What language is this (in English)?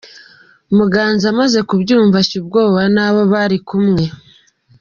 Kinyarwanda